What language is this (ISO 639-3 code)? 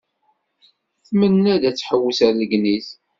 kab